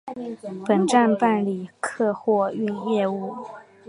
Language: Chinese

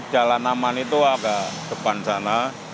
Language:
Indonesian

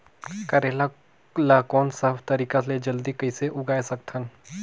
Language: Chhattisgarhi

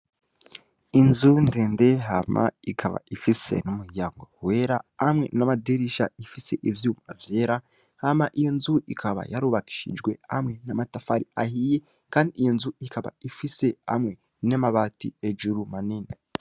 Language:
Rundi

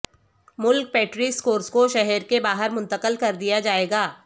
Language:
Urdu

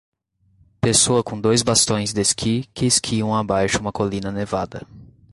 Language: Portuguese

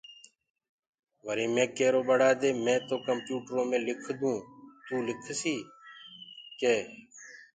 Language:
Gurgula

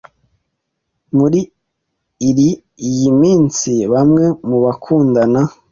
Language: Kinyarwanda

